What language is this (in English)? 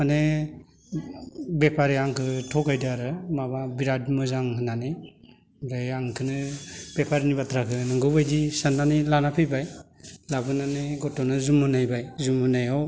Bodo